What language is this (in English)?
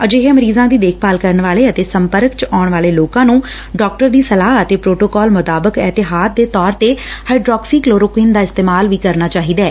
Punjabi